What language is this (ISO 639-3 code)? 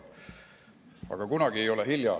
est